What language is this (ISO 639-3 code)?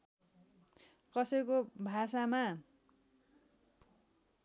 nep